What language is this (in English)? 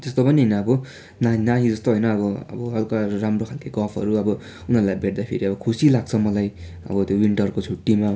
Nepali